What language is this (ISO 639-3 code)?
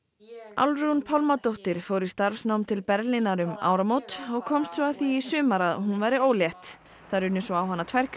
isl